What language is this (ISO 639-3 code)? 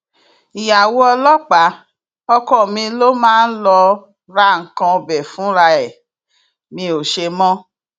yor